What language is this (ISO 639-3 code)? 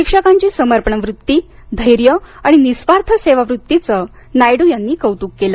mar